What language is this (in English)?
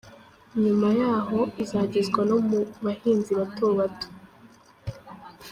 Kinyarwanda